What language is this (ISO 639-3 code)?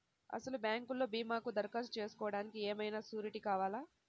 tel